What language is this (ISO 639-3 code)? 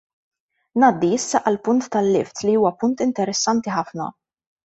mlt